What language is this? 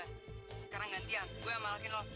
Indonesian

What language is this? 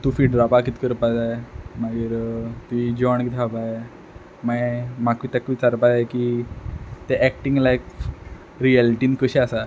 Konkani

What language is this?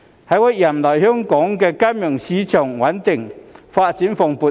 Cantonese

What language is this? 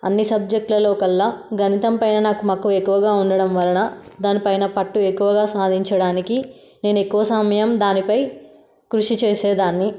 Telugu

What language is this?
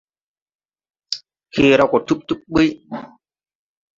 Tupuri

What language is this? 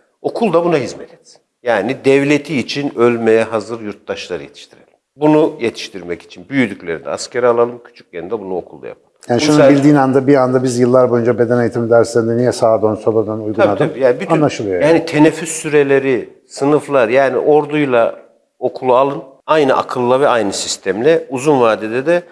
Turkish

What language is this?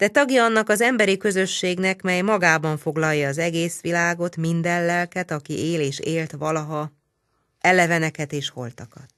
Hungarian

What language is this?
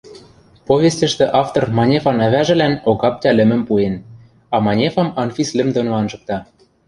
Western Mari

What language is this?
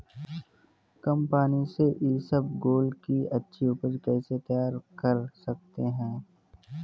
Hindi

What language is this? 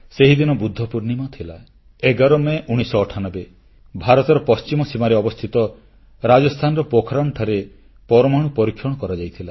Odia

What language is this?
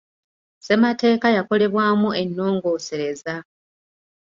Ganda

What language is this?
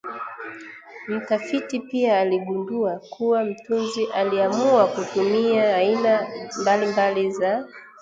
Swahili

